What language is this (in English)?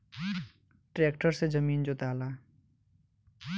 Bhojpuri